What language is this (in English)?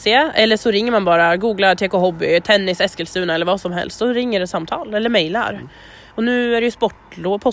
Swedish